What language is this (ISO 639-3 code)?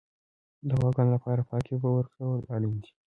pus